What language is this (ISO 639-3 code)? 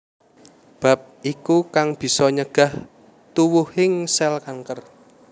jav